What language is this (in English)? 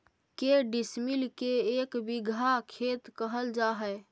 Magahi